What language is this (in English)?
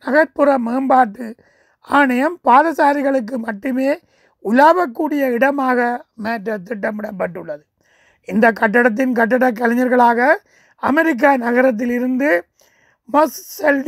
Tamil